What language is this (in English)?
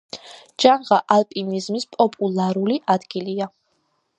Georgian